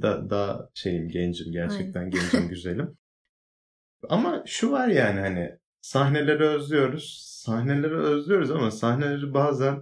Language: Turkish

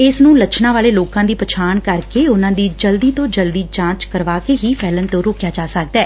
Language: Punjabi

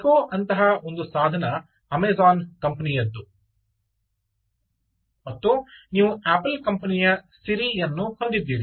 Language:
Kannada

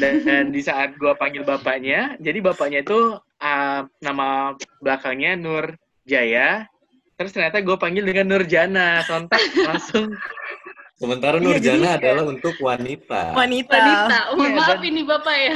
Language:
Indonesian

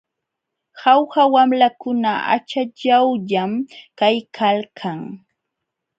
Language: Jauja Wanca Quechua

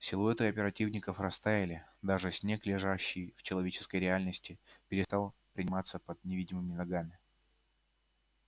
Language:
Russian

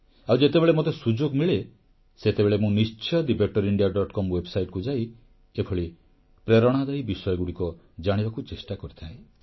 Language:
Odia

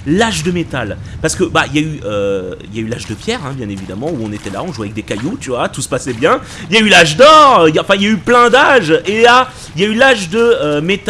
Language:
French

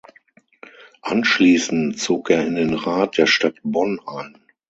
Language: German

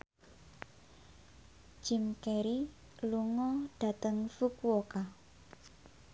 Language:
Javanese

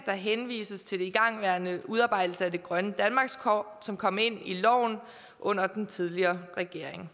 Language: Danish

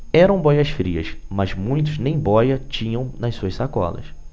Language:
Portuguese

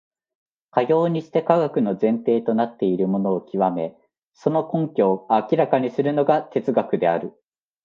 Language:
Japanese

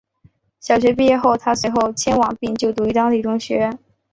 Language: Chinese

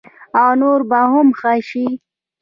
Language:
Pashto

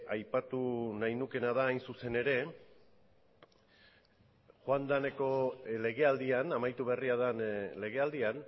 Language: Basque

